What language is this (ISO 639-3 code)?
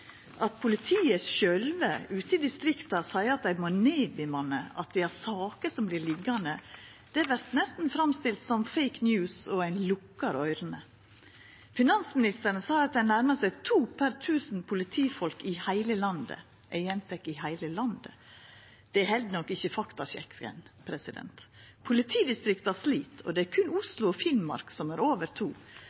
nno